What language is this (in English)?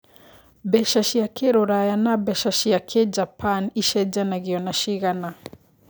Kikuyu